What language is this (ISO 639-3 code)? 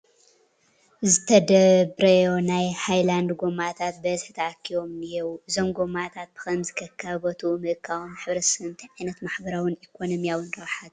tir